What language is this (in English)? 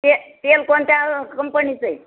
Marathi